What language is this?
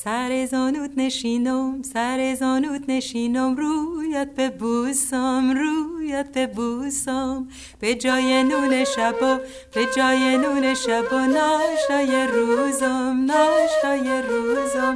Greek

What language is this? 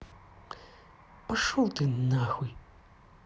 Russian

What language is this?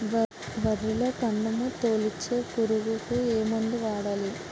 Telugu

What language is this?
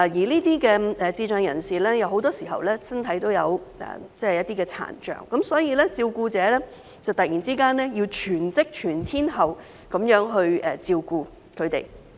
Cantonese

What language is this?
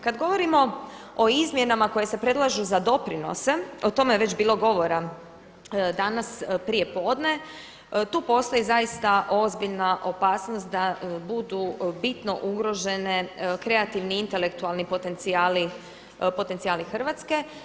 Croatian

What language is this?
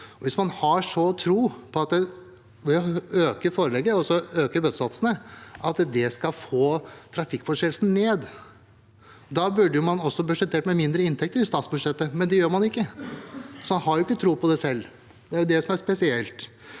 Norwegian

